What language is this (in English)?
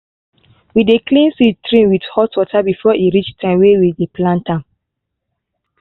Nigerian Pidgin